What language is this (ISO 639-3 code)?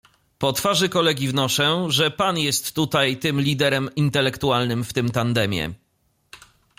pol